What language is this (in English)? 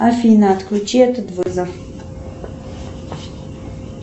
Russian